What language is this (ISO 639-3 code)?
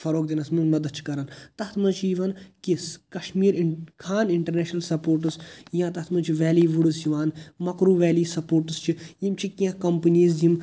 kas